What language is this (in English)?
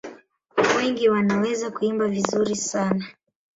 Swahili